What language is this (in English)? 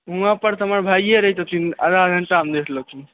Maithili